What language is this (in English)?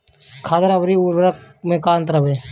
Bhojpuri